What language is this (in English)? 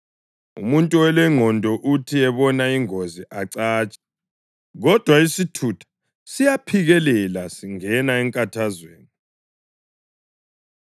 North Ndebele